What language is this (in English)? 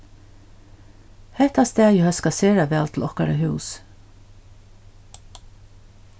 Faroese